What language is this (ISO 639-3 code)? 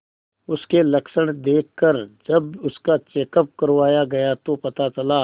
hin